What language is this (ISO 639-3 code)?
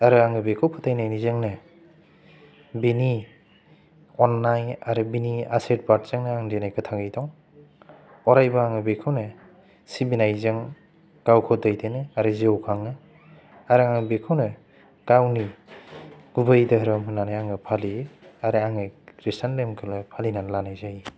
brx